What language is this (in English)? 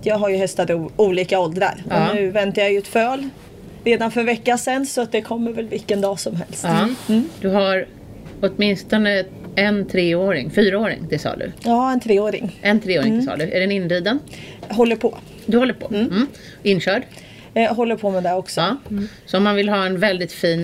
Swedish